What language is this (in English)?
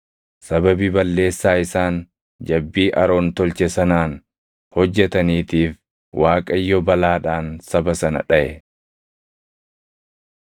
Oromo